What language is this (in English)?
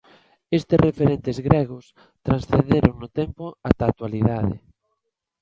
Galician